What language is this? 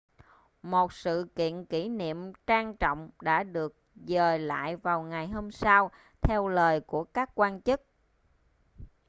Vietnamese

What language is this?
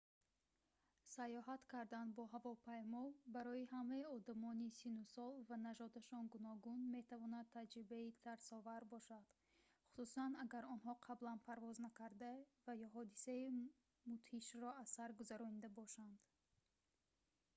Tajik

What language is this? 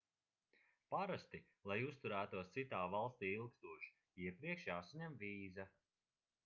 Latvian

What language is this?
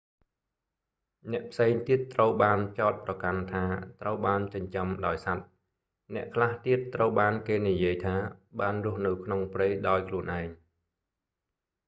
Khmer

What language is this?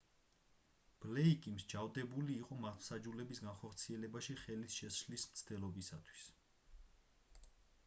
Georgian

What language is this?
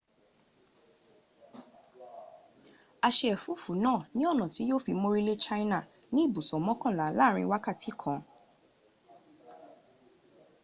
Yoruba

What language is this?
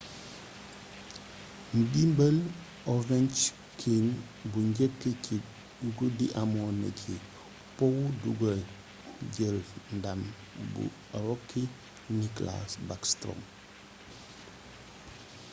Wolof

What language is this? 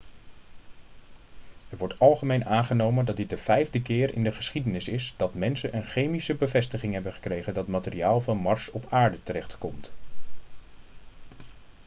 Dutch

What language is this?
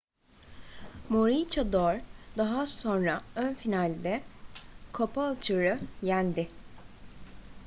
Turkish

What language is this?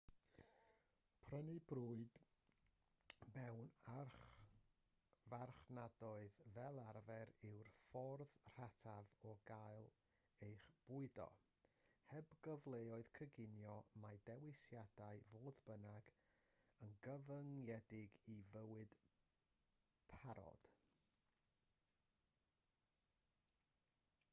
Welsh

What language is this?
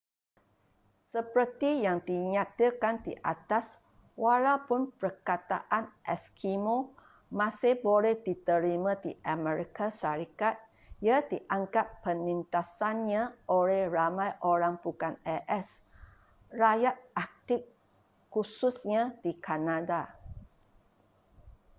Malay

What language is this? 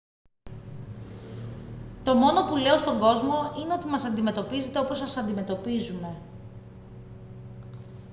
Greek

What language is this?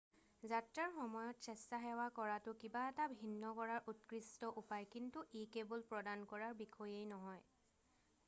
Assamese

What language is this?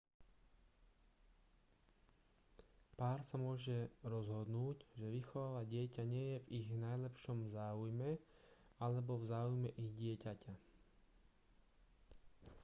Slovak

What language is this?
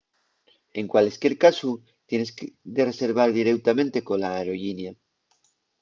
Asturian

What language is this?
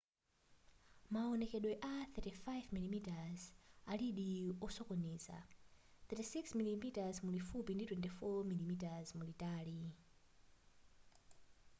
Nyanja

